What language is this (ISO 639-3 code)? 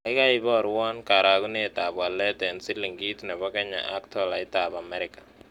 kln